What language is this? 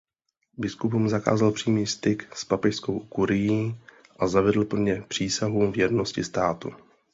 Czech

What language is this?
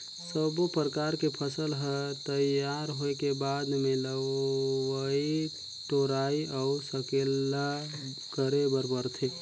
Chhattisgarhi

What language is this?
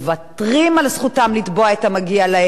Hebrew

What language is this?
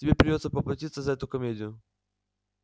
Russian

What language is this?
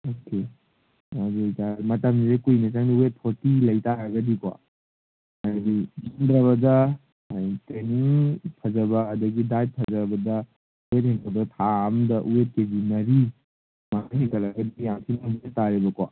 Manipuri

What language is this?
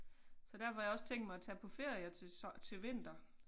Danish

